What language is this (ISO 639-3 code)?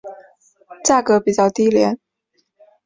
zho